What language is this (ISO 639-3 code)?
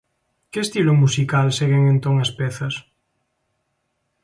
glg